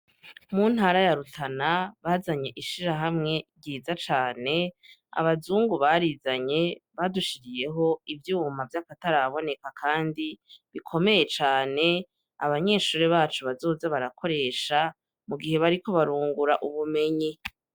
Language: Rundi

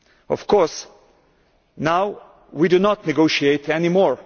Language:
English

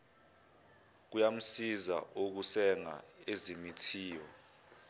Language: Zulu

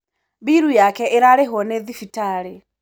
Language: Kikuyu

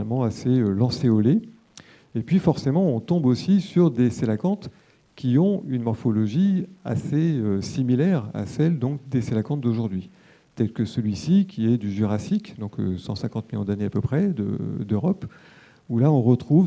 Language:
French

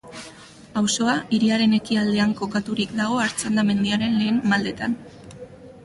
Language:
Basque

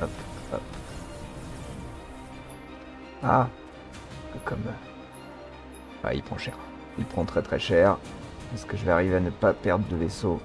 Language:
French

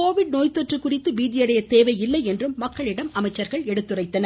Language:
Tamil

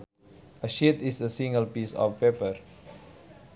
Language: Sundanese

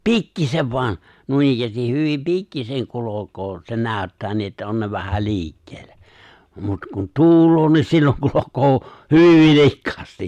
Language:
Finnish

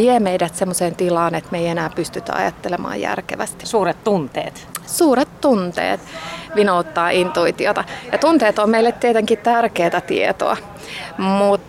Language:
Finnish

